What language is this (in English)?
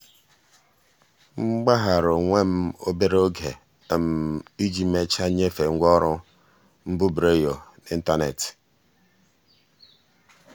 Igbo